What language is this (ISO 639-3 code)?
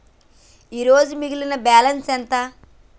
tel